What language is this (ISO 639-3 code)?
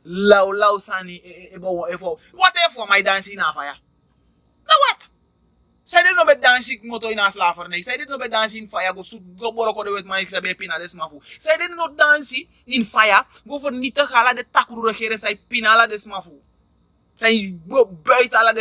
eng